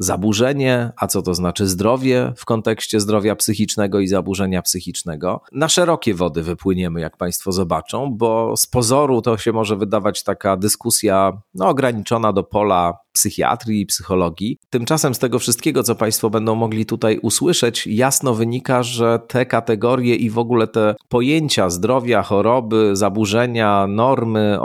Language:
Polish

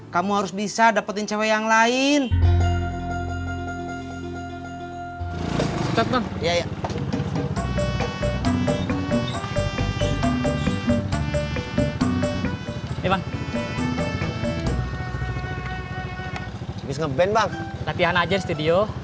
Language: Indonesian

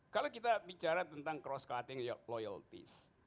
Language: Indonesian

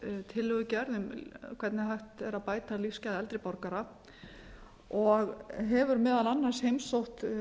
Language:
Icelandic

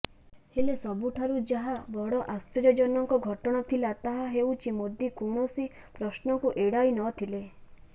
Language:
Odia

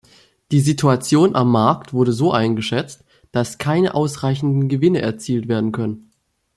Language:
German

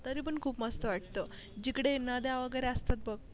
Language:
Marathi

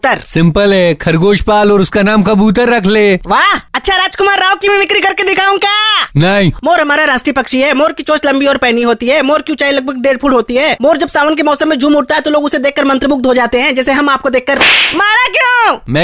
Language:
Hindi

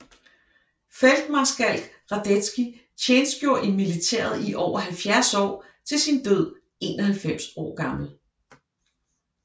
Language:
Danish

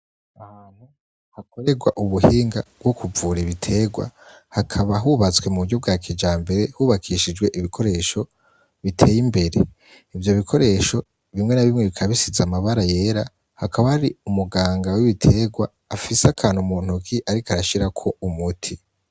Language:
Rundi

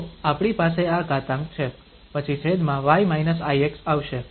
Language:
Gujarati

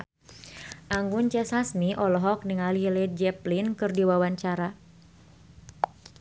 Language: Sundanese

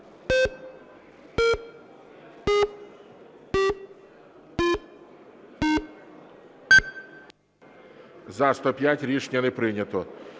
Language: Ukrainian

